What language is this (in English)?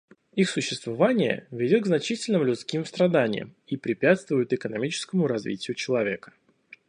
Russian